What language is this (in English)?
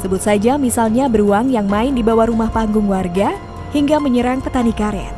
Indonesian